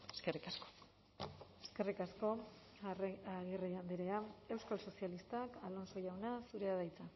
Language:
Basque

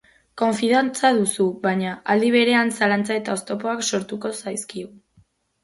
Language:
Basque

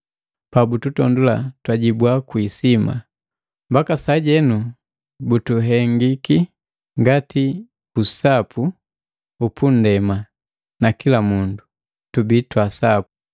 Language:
Matengo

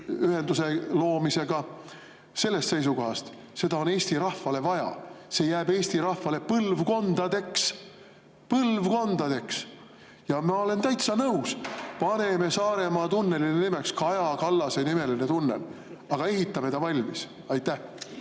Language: Estonian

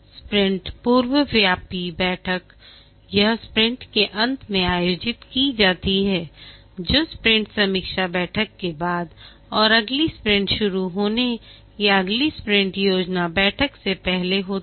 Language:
Hindi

